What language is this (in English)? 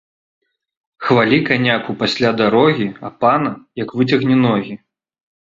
Belarusian